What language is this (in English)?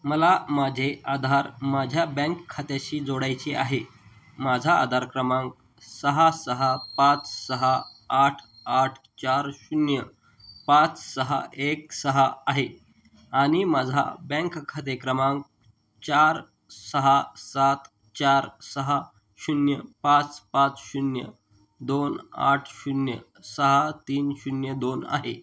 Marathi